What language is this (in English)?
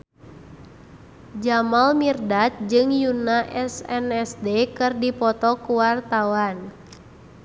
Sundanese